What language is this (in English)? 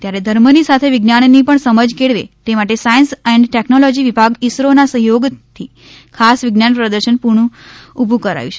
Gujarati